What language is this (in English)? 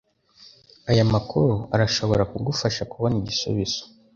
Kinyarwanda